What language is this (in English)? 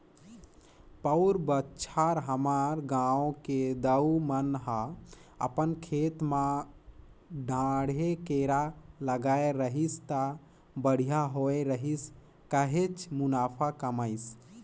Chhattisgarhi